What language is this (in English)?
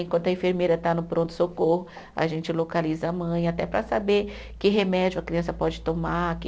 Portuguese